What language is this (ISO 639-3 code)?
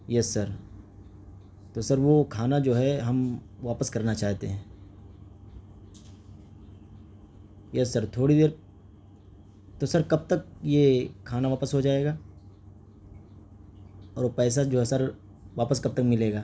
urd